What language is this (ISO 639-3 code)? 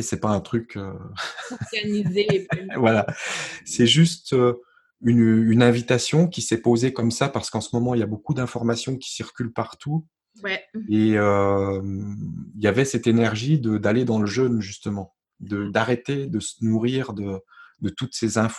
fra